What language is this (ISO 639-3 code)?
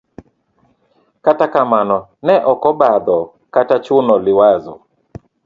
luo